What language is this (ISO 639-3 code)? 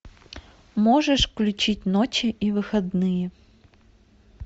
rus